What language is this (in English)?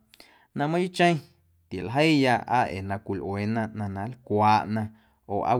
Guerrero Amuzgo